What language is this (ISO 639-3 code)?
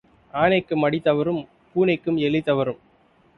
tam